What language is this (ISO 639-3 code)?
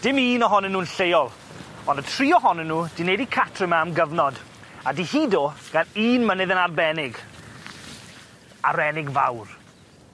cym